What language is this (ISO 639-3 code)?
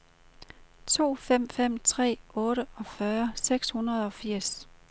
dan